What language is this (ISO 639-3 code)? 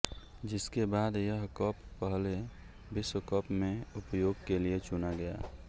hin